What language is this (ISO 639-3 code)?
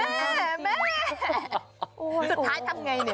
tha